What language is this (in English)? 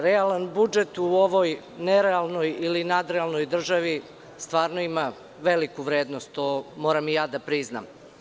Serbian